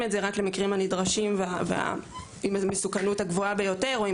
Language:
Hebrew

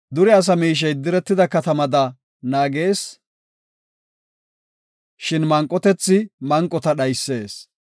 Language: Gofa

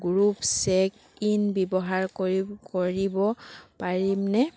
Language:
Assamese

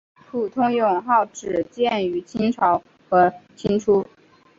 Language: Chinese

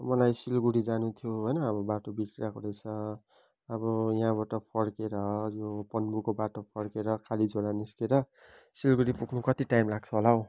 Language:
Nepali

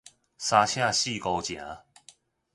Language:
Min Nan Chinese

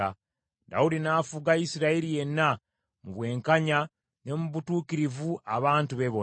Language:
Ganda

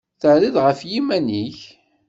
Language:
Kabyle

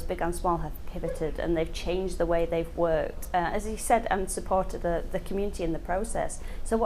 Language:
English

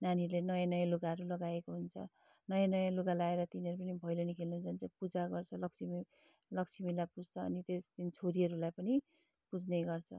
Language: Nepali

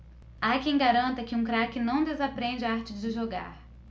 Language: Portuguese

